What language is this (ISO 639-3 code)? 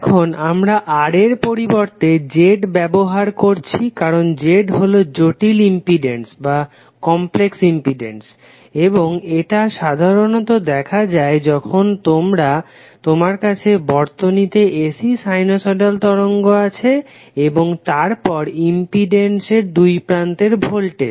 ben